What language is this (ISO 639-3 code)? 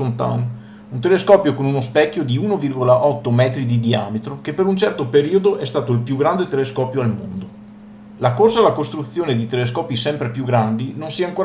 ita